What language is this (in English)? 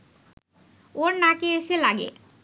Bangla